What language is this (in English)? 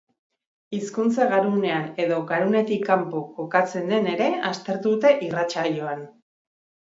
Basque